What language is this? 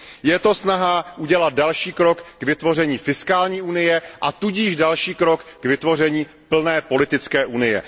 Czech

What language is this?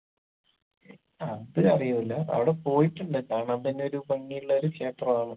Malayalam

